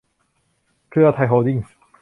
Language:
Thai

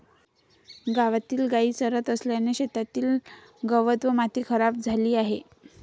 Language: Marathi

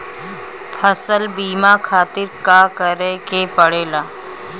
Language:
Bhojpuri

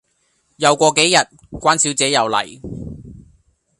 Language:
Cantonese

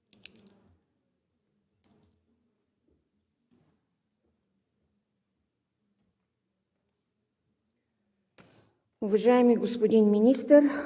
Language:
Bulgarian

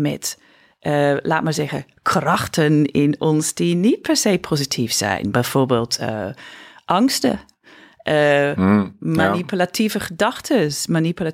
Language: Dutch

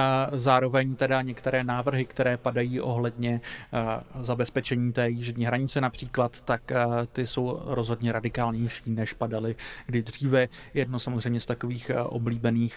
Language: Czech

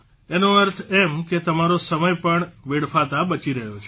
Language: Gujarati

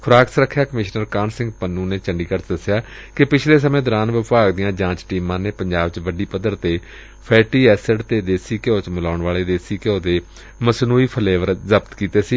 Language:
Punjabi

